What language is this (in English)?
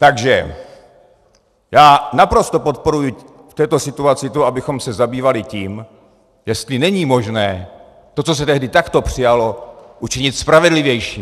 Czech